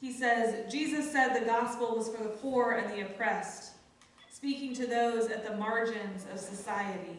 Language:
English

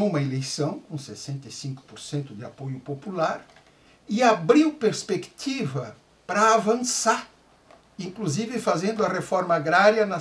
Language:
Portuguese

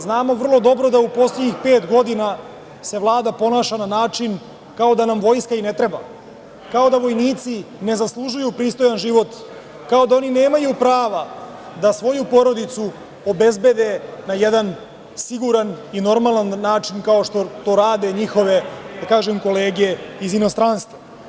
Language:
Serbian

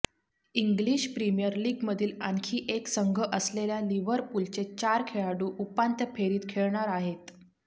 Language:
Marathi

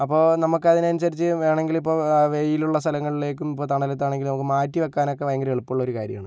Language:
Malayalam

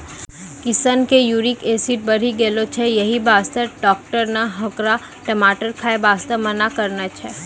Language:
Maithili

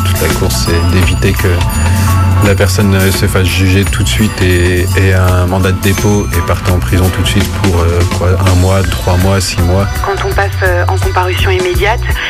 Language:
French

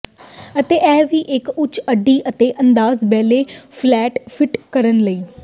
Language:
Punjabi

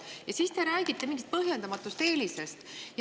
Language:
Estonian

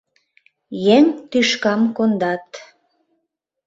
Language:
Mari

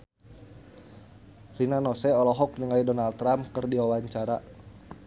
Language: Sundanese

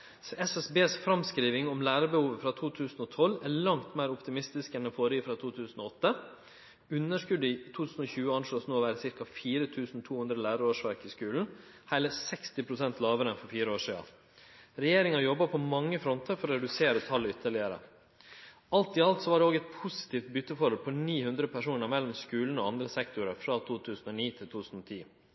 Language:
Norwegian Nynorsk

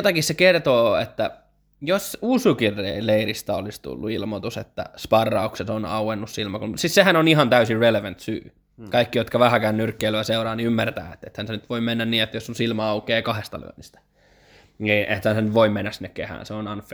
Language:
Finnish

